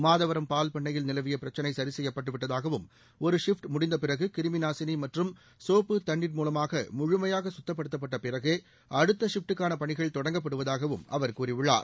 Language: Tamil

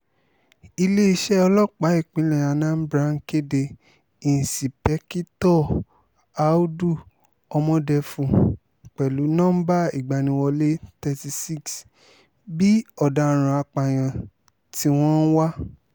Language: Yoruba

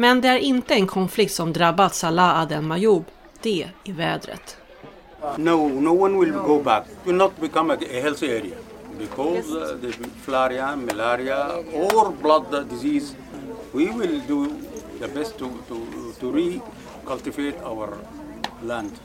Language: Swedish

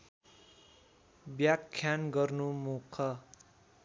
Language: Nepali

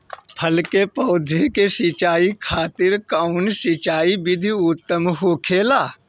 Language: Bhojpuri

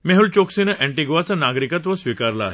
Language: Marathi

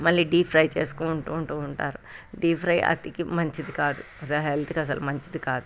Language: Telugu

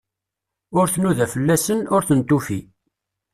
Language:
Kabyle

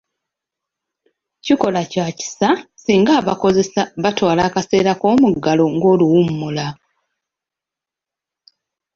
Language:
Ganda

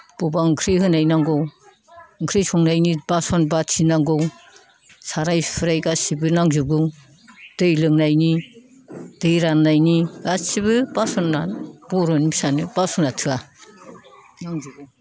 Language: Bodo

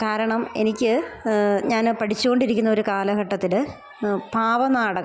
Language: Malayalam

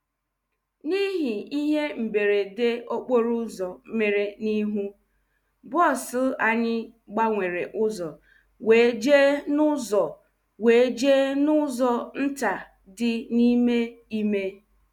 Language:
Igbo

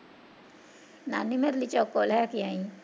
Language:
Punjabi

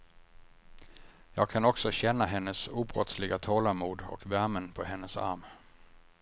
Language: Swedish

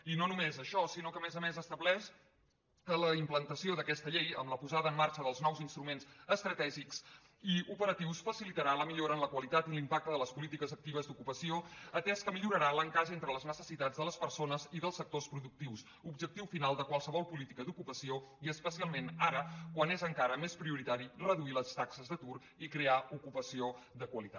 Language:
Catalan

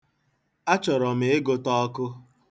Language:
Igbo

